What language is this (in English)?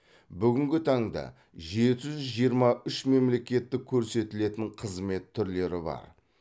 Kazakh